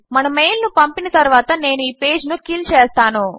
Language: Telugu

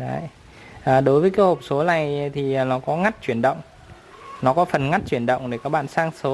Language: Vietnamese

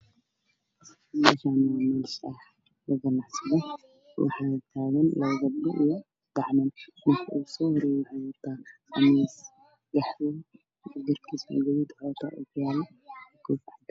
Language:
Somali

